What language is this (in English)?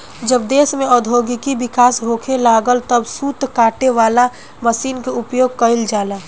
Bhojpuri